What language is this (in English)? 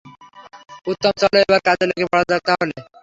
Bangla